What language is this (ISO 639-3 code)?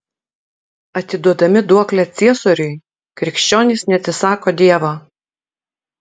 lit